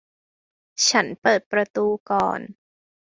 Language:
Thai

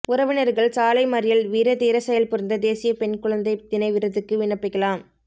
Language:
Tamil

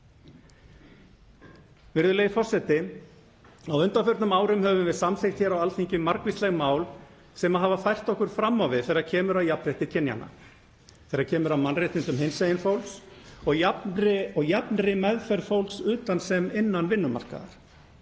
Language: Icelandic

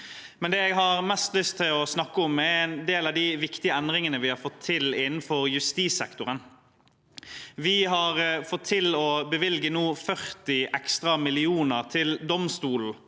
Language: Norwegian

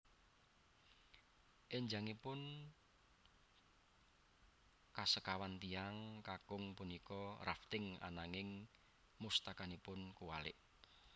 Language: Javanese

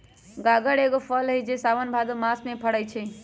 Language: Magahi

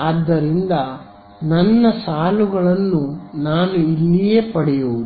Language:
Kannada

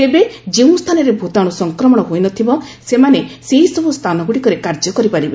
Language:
Odia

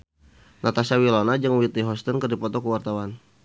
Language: Sundanese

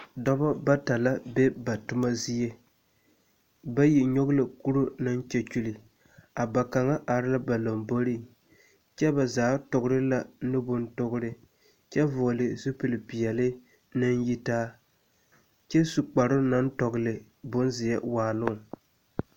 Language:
Southern Dagaare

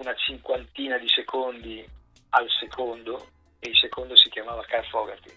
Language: Italian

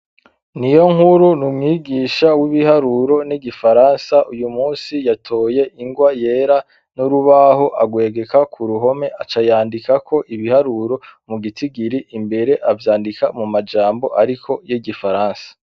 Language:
Rundi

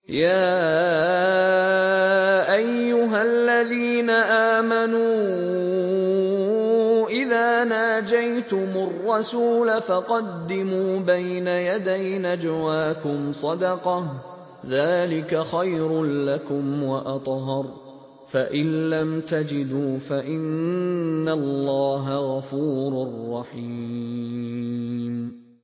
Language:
Arabic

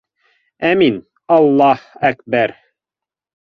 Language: Bashkir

